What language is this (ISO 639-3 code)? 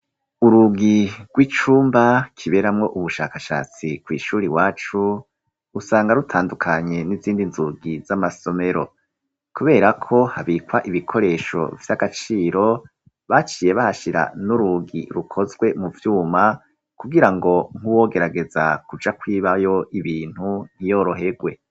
run